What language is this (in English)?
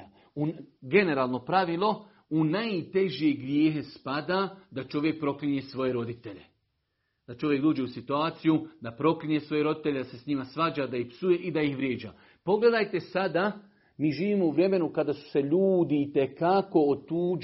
Croatian